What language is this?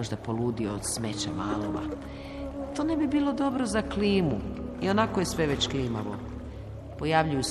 Croatian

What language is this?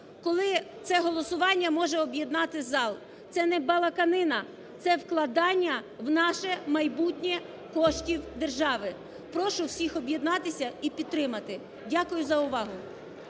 Ukrainian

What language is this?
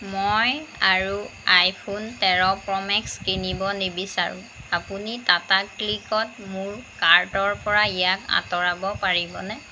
Assamese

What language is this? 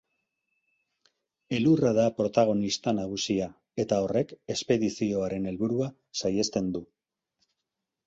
Basque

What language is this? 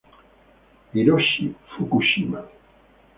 Spanish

